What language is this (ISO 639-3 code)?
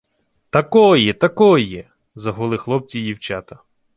ukr